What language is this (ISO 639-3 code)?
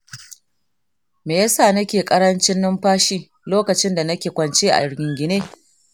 hau